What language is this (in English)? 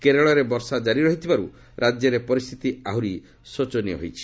Odia